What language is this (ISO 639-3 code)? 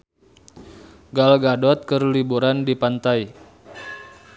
sun